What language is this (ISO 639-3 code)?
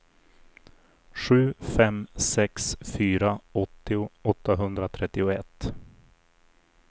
swe